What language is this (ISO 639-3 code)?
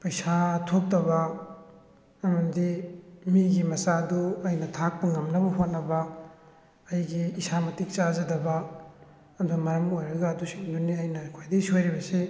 mni